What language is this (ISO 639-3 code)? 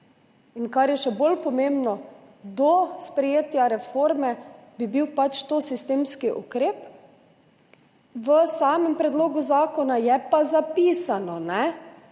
slv